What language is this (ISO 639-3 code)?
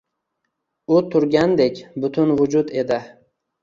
uzb